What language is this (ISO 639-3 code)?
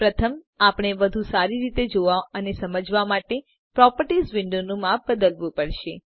guj